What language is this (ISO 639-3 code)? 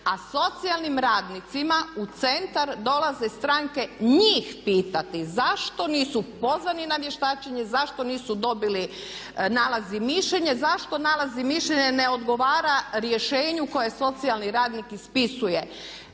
hrv